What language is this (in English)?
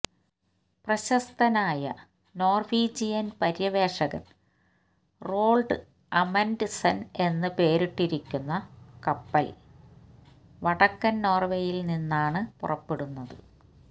Malayalam